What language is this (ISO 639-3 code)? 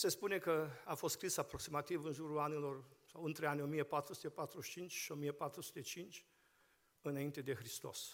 ron